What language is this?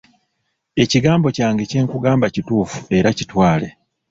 Ganda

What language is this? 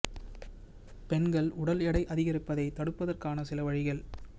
Tamil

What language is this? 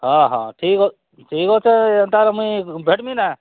Odia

